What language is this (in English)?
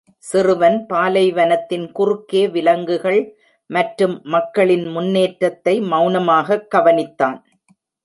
Tamil